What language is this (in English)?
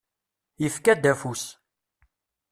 Kabyle